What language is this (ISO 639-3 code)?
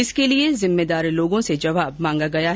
hin